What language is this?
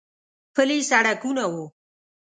Pashto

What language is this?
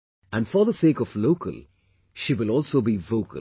English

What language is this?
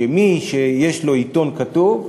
Hebrew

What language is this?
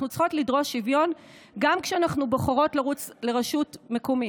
Hebrew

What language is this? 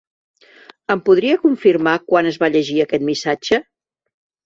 Catalan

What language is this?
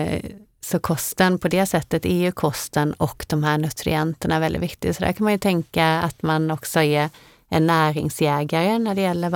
Swedish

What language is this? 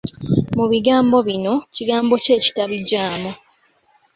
Ganda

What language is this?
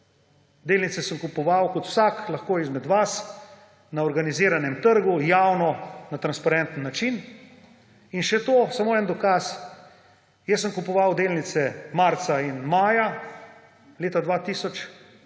Slovenian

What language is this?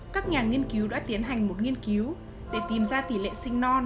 Vietnamese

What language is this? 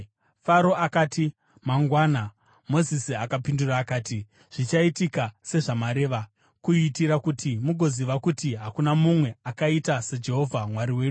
Shona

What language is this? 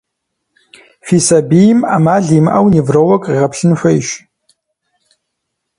Kabardian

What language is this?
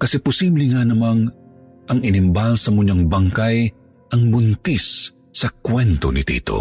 Filipino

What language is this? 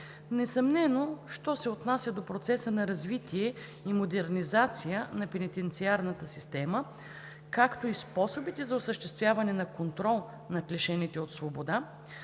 Bulgarian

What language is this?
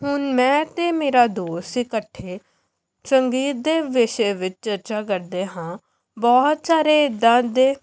Punjabi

